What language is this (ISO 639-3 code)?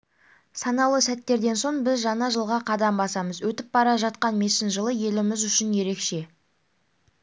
kaz